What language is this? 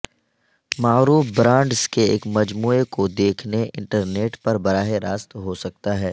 Urdu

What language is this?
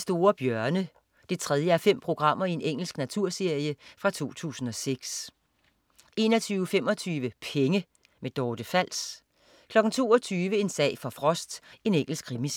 Danish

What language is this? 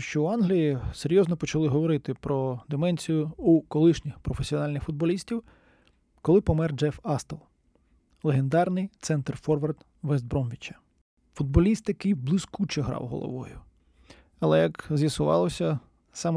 Ukrainian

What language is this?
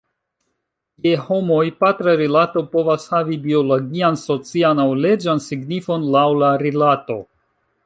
Esperanto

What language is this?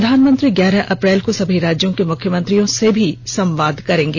Hindi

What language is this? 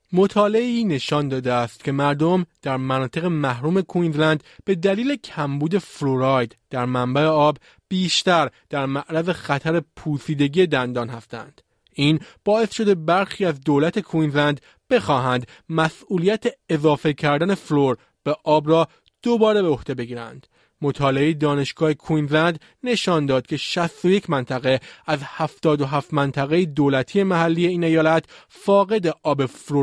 Persian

